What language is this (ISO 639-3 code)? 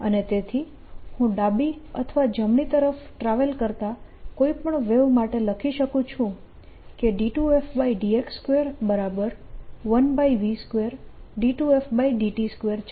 guj